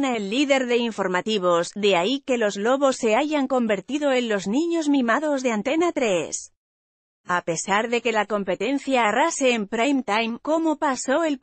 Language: Spanish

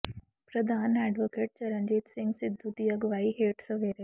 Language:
Punjabi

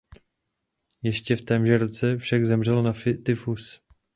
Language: Czech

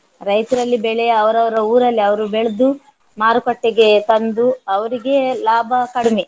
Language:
Kannada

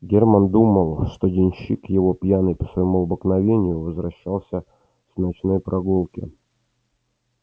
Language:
Russian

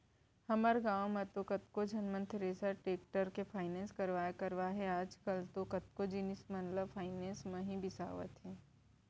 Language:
Chhattisgarhi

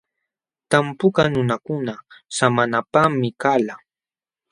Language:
Jauja Wanca Quechua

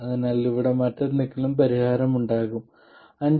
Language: Malayalam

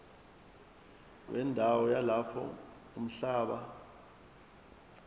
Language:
Zulu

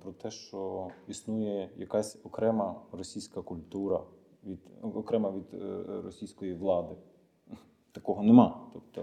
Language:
Ukrainian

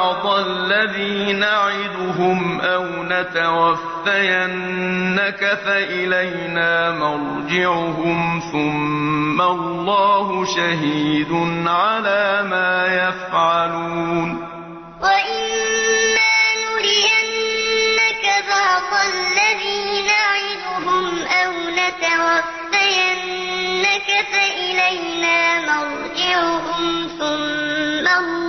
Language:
Arabic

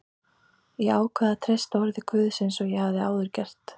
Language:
Icelandic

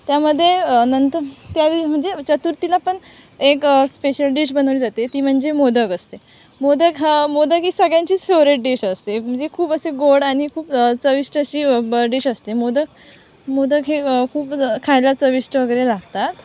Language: Marathi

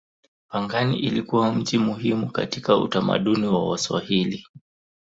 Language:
Swahili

